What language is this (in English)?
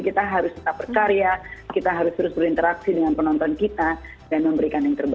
Indonesian